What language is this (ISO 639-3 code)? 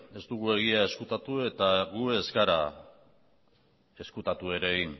eus